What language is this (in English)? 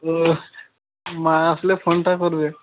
Bangla